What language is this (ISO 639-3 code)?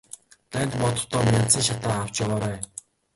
mon